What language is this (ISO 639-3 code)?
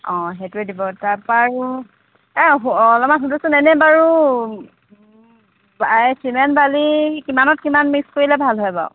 asm